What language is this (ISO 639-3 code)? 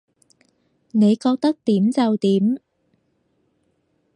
yue